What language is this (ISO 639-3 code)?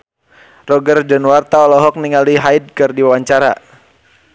sun